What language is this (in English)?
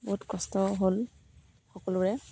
Assamese